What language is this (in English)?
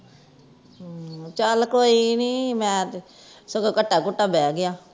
Punjabi